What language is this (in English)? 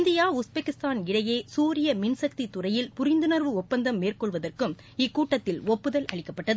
Tamil